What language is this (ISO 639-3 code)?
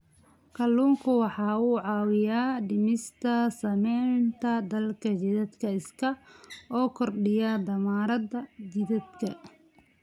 som